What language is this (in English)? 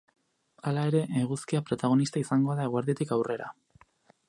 Basque